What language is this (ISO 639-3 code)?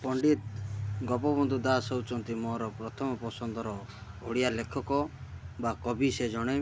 ori